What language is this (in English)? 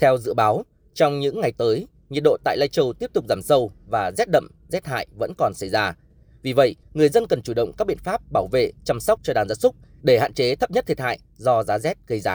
Vietnamese